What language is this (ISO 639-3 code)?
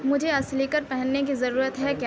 urd